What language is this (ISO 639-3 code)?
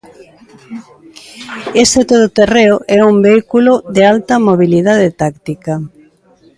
glg